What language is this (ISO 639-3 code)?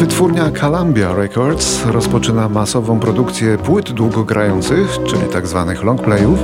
pol